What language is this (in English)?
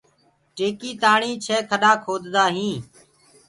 Gurgula